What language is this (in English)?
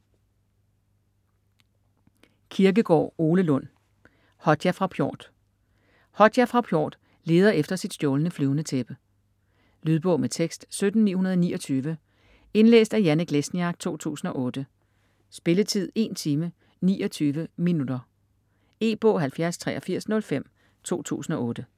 Danish